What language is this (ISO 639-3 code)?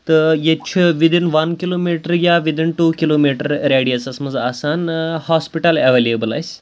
kas